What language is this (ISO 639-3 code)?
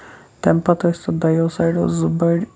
kas